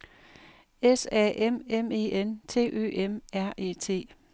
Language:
Danish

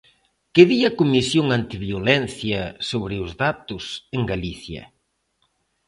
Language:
Galician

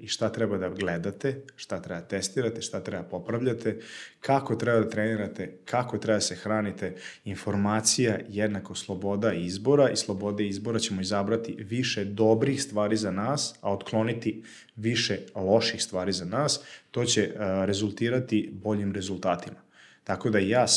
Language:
Croatian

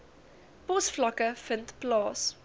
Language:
Afrikaans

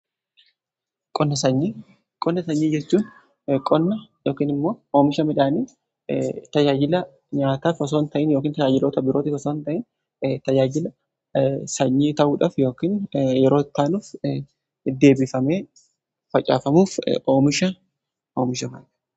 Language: Oromo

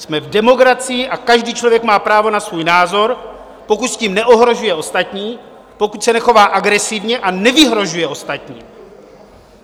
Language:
Czech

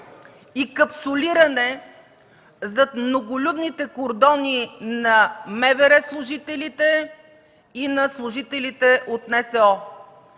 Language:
Bulgarian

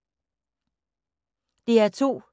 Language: Danish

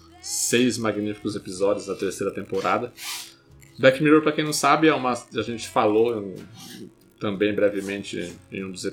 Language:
Portuguese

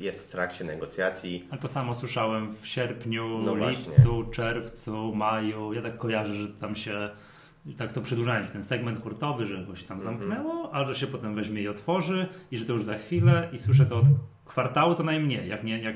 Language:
Polish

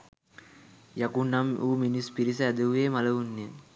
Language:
Sinhala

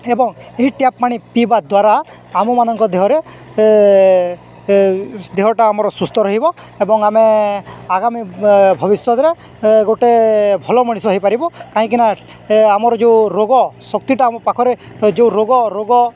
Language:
Odia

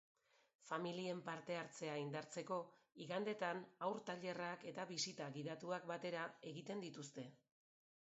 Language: Basque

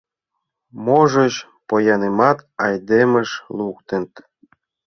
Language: Mari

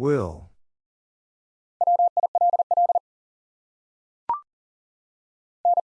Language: English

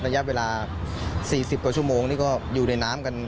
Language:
Thai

